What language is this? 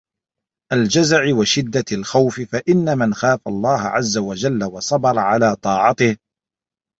Arabic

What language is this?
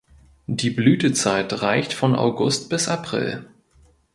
German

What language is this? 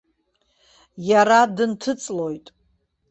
Abkhazian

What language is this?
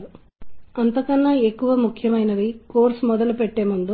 Telugu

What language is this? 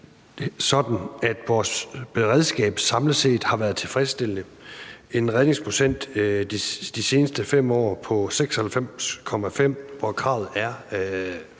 Danish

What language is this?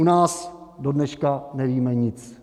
Czech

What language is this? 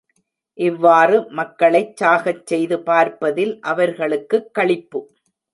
Tamil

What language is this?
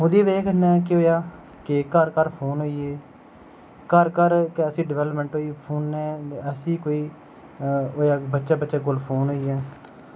Dogri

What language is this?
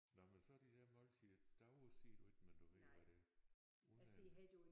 Danish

